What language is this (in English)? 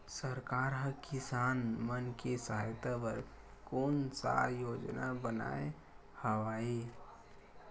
Chhattisgarhi